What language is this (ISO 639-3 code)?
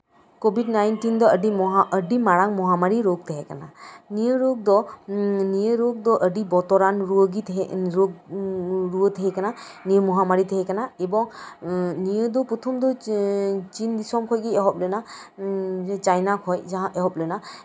sat